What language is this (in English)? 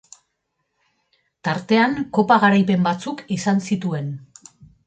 Basque